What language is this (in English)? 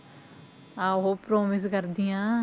Punjabi